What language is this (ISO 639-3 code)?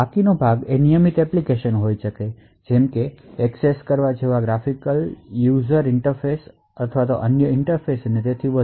guj